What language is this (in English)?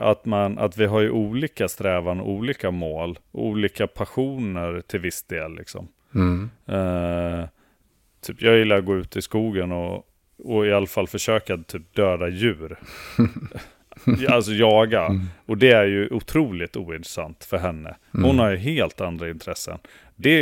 Swedish